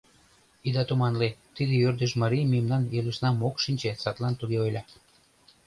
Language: Mari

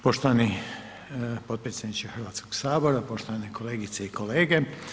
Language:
Croatian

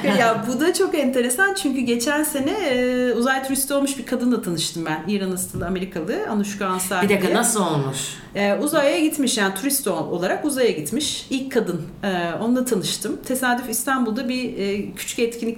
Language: Turkish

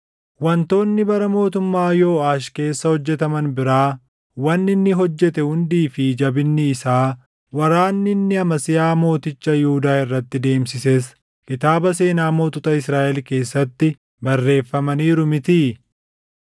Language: Oromo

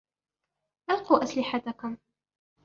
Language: Arabic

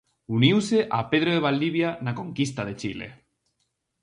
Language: Galician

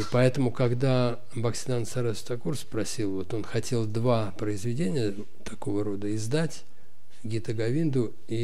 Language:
Russian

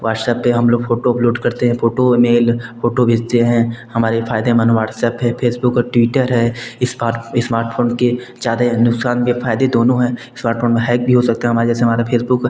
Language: Hindi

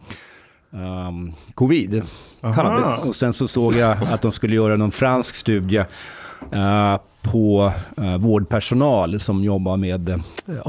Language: Swedish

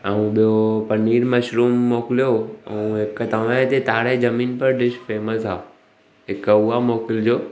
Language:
Sindhi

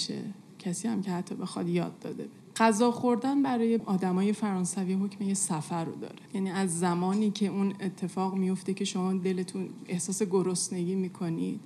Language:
Persian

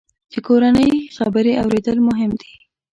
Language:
Pashto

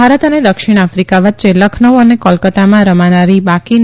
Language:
Gujarati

